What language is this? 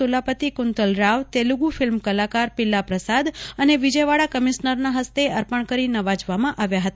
Gujarati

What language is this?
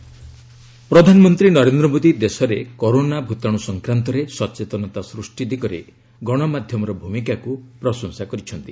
Odia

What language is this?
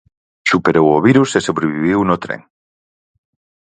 Galician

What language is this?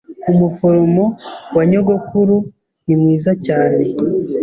Kinyarwanda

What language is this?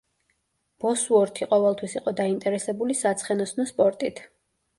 Georgian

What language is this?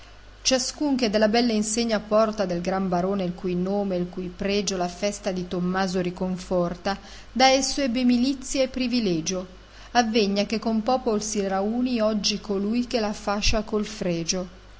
Italian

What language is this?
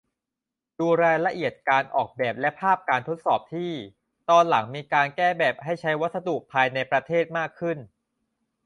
Thai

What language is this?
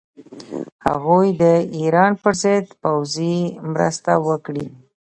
Pashto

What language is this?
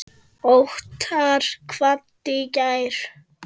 Icelandic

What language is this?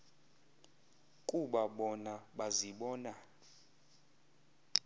Xhosa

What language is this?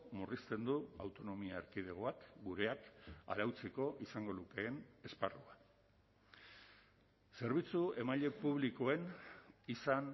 Basque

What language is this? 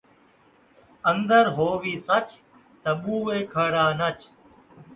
Saraiki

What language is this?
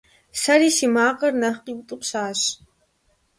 Kabardian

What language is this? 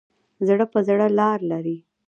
Pashto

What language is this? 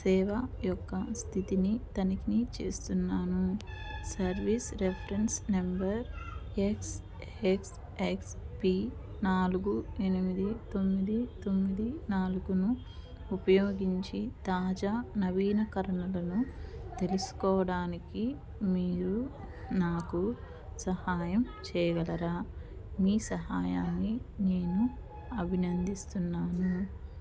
Telugu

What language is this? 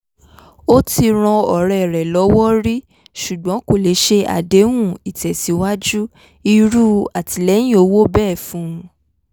Yoruba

